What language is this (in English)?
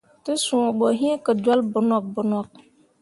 Mundang